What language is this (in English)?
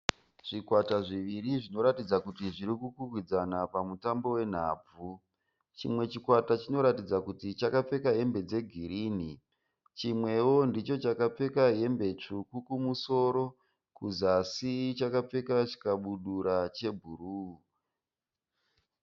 Shona